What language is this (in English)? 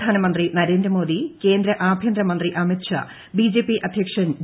Malayalam